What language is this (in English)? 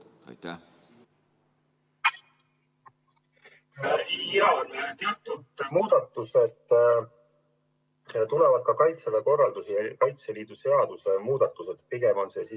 Estonian